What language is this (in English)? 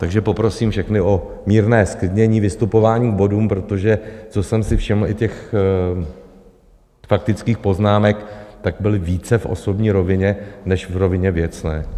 Czech